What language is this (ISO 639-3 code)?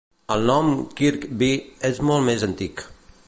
cat